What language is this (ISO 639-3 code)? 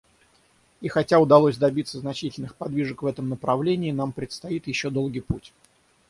rus